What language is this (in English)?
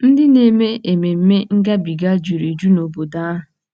Igbo